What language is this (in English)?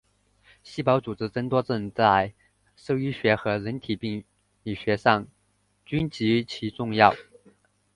Chinese